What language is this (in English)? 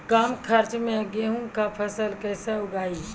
Maithili